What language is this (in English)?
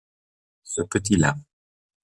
French